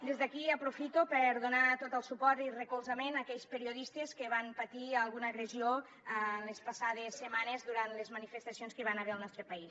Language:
Catalan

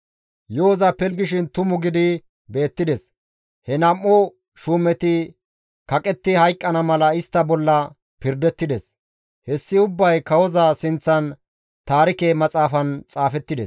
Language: Gamo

